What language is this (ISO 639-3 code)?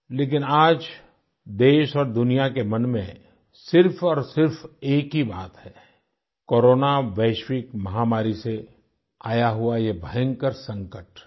hin